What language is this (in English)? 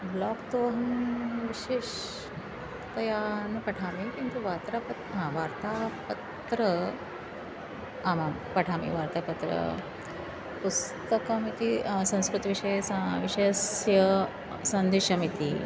Sanskrit